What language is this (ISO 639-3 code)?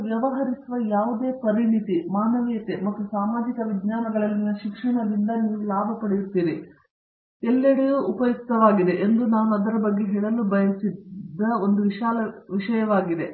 kan